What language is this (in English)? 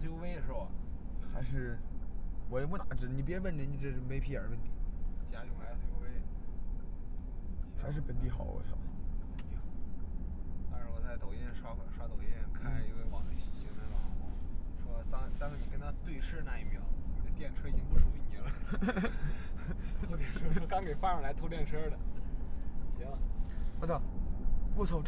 Chinese